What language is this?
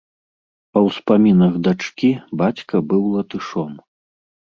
Belarusian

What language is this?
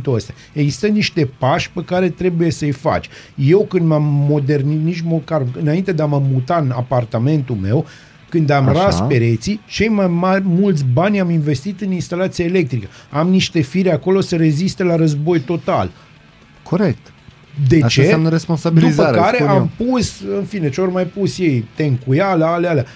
Romanian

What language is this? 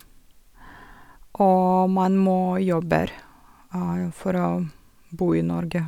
Norwegian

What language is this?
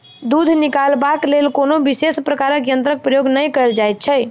Maithili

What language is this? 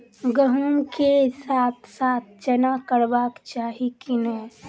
Maithili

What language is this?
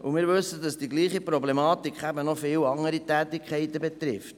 Swiss German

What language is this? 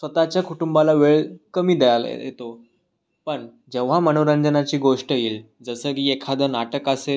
Marathi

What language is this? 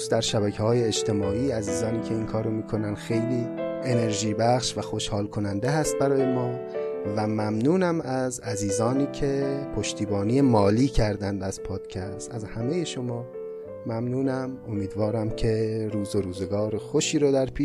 Persian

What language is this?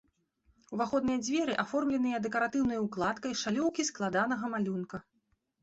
Belarusian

